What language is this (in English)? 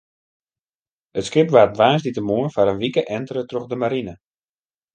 Western Frisian